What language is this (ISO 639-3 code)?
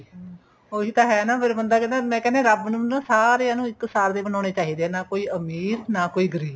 pan